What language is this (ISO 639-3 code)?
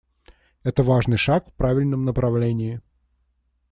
rus